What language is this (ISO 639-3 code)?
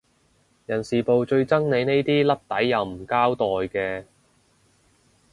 yue